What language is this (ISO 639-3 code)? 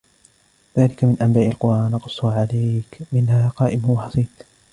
ara